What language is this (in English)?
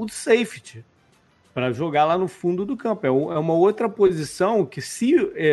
Portuguese